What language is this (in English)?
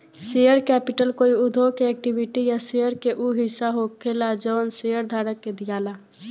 Bhojpuri